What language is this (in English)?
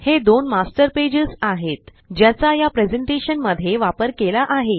Marathi